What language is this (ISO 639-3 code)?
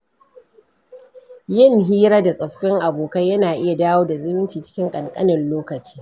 hau